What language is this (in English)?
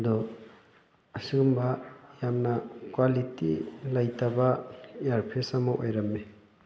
Manipuri